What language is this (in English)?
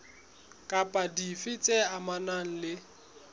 Southern Sotho